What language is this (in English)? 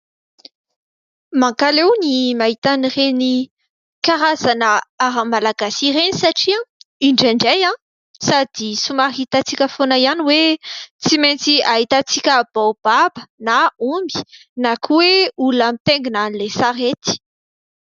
Malagasy